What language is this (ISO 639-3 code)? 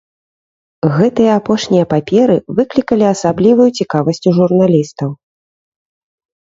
bel